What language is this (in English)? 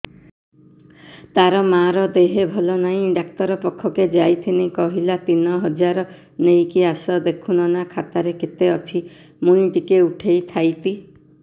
Odia